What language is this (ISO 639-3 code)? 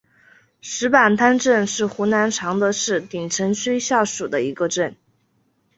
zho